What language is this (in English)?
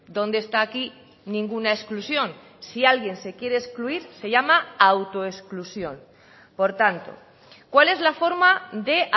Spanish